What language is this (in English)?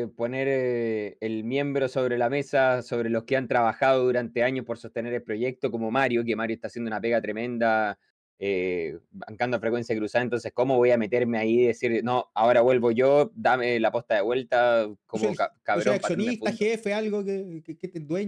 Spanish